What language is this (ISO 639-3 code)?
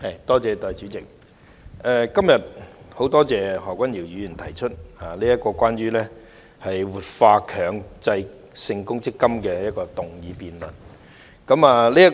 yue